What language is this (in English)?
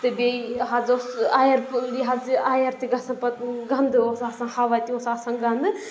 Kashmiri